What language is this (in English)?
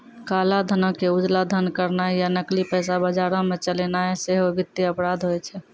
Maithili